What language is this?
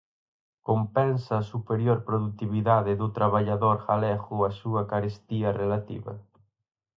Galician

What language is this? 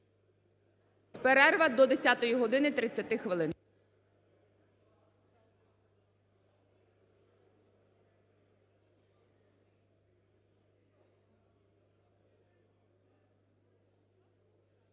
Ukrainian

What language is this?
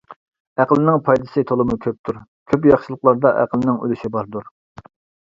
Uyghur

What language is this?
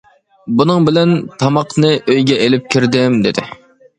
Uyghur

